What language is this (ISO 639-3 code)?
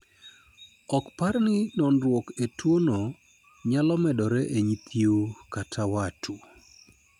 luo